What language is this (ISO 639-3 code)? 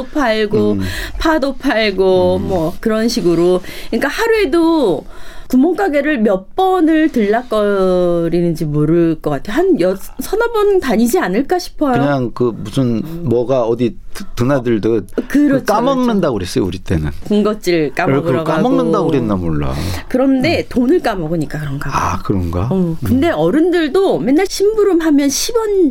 kor